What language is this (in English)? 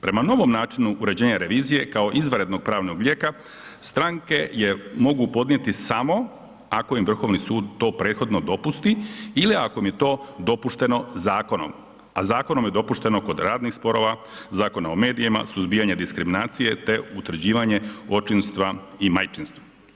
Croatian